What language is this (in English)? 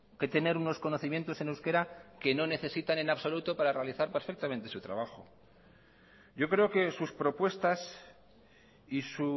Spanish